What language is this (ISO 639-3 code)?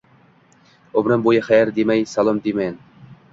uzb